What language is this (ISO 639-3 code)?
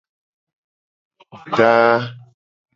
gej